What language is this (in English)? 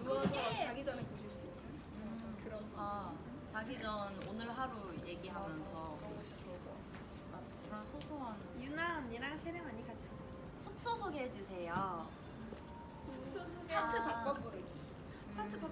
Korean